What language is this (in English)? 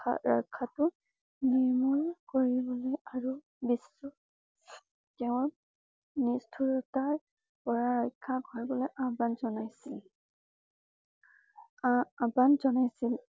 Assamese